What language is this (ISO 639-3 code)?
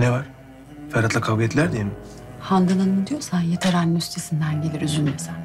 tur